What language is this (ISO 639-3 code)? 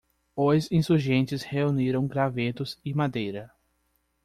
por